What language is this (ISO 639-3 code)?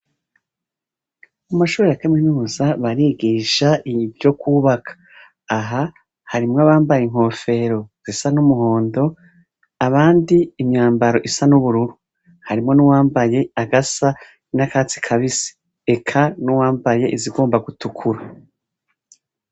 run